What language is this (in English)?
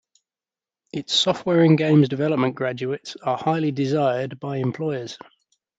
English